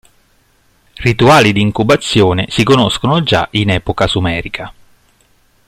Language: Italian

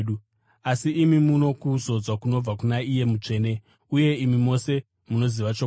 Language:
Shona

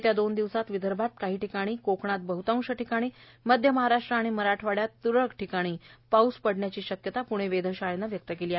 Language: Marathi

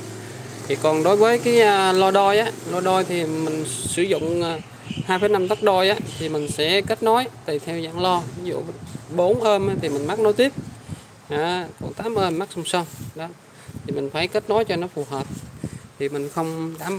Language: Vietnamese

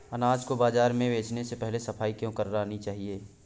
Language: Hindi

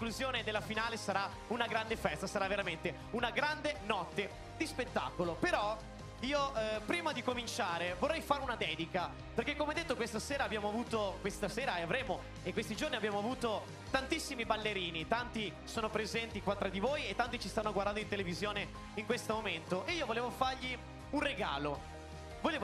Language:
Italian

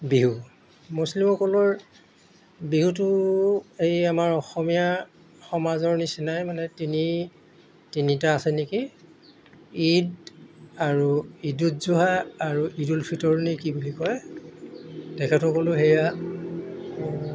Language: Assamese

